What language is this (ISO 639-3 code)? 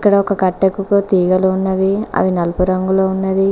tel